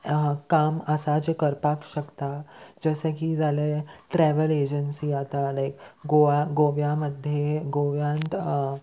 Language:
Konkani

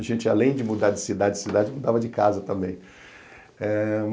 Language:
Portuguese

